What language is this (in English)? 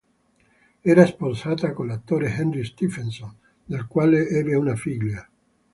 Italian